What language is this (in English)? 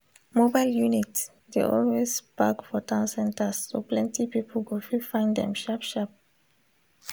Nigerian Pidgin